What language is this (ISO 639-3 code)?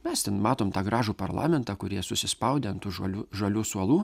lit